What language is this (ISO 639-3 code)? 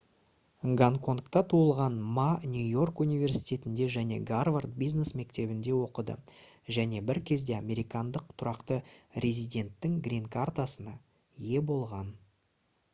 kaz